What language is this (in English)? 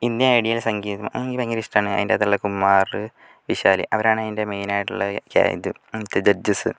Malayalam